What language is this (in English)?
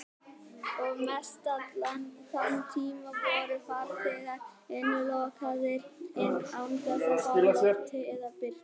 Icelandic